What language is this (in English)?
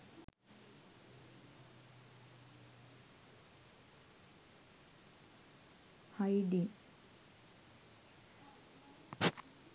Sinhala